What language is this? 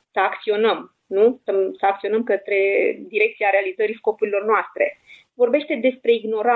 Romanian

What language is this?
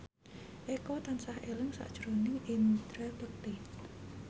Javanese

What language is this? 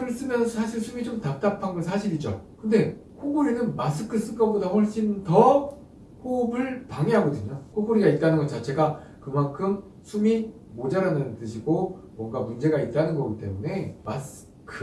Korean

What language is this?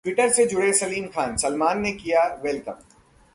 Hindi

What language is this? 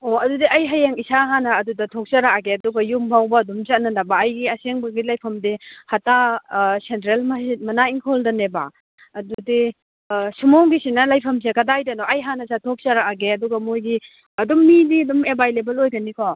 Manipuri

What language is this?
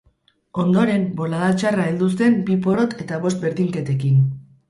Basque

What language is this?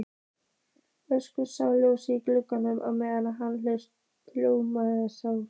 Icelandic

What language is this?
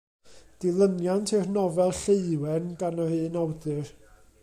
Welsh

